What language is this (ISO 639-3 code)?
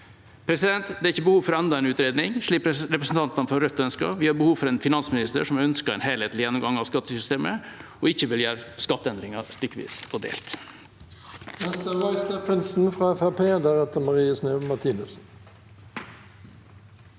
nor